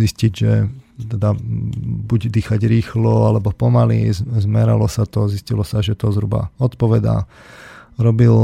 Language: Slovak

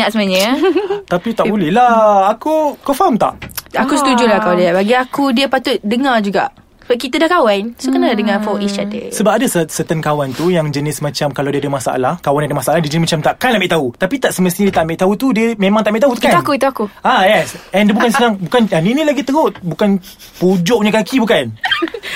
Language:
Malay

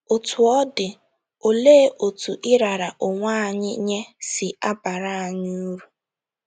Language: Igbo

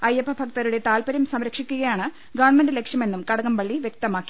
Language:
Malayalam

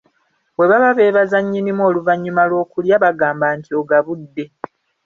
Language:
Ganda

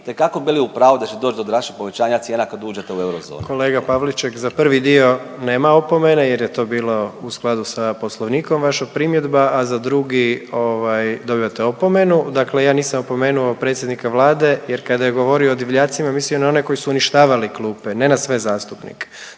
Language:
Croatian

